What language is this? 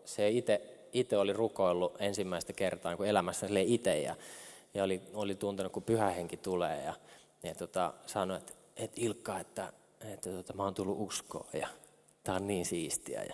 Finnish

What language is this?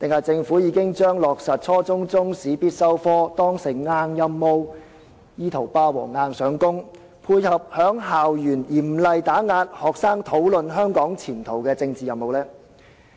Cantonese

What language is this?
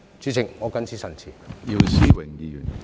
Cantonese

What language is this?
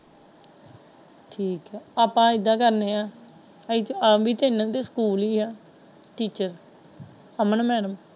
Punjabi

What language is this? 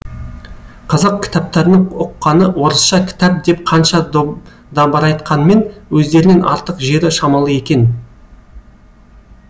Kazakh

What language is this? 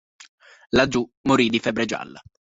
Italian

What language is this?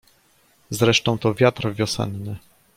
Polish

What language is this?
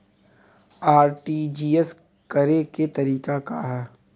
Bhojpuri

